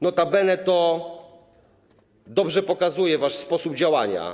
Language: Polish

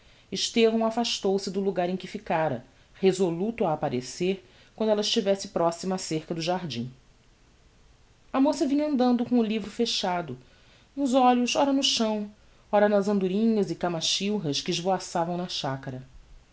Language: Portuguese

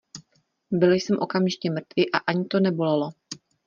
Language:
Czech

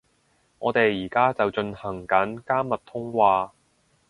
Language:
Cantonese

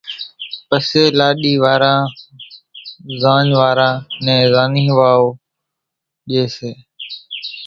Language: Kachi Koli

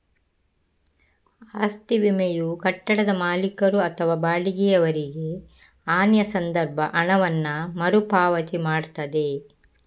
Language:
Kannada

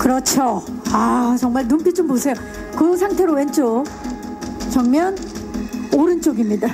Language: Korean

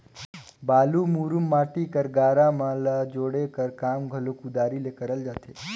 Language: Chhattisgarhi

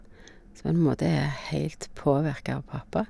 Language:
Norwegian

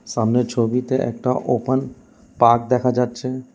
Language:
Bangla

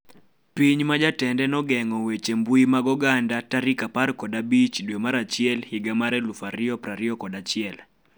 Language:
Luo (Kenya and Tanzania)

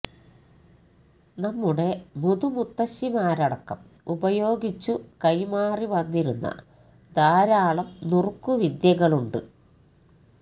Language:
Malayalam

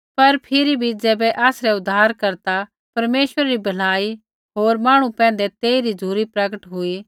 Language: Kullu Pahari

